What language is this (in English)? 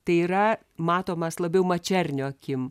Lithuanian